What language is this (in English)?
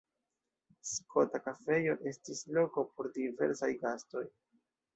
Esperanto